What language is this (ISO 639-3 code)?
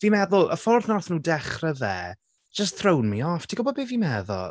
cym